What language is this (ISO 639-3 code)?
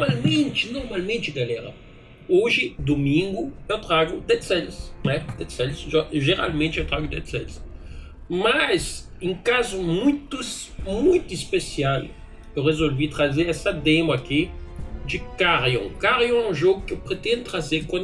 por